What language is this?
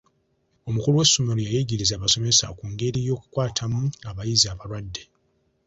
Ganda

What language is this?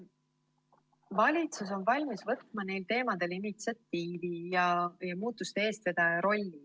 Estonian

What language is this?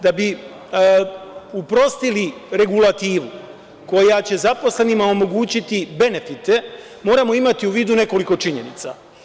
Serbian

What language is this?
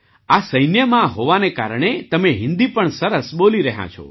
Gujarati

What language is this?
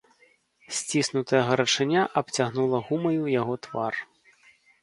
Belarusian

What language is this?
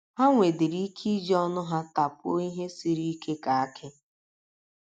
Igbo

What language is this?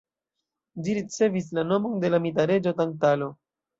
Esperanto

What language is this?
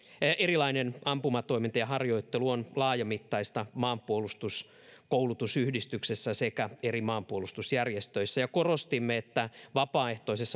Finnish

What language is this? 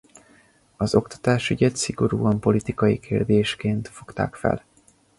Hungarian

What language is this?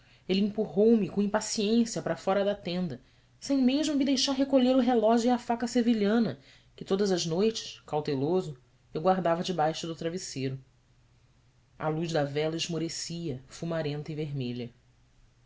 Portuguese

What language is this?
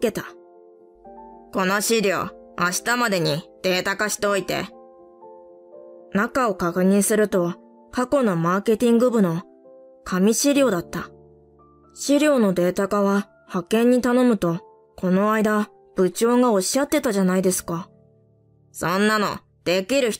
Japanese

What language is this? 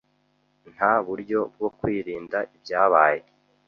Kinyarwanda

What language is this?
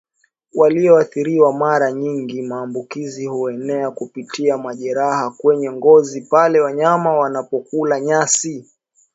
Swahili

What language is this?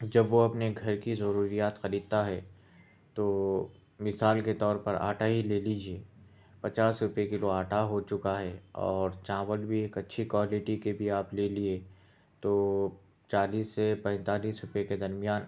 Urdu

